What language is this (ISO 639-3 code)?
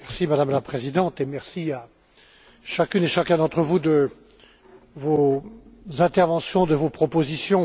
fra